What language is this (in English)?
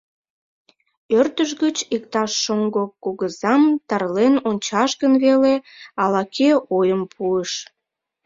Mari